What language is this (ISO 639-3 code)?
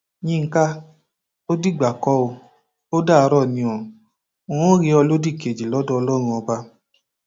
yor